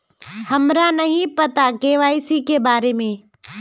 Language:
Magahi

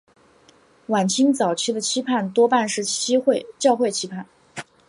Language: Chinese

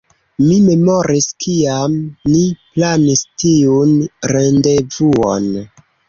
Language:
Esperanto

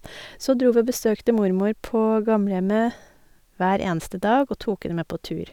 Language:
Norwegian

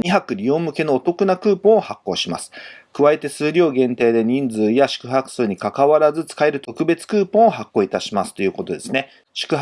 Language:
Japanese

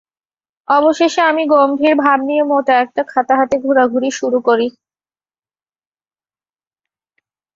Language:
Bangla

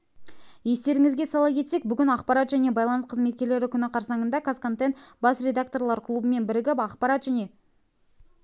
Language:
Kazakh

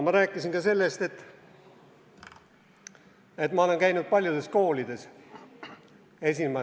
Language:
Estonian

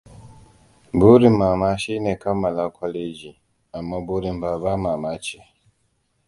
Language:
Hausa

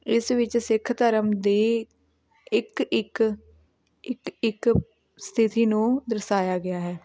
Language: Punjabi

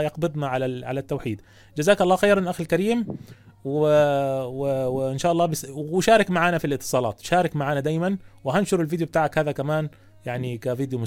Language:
Arabic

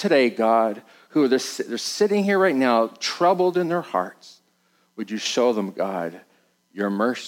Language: English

